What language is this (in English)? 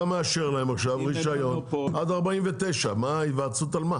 Hebrew